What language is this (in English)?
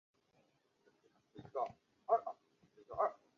Chinese